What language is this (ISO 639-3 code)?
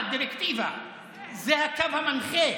heb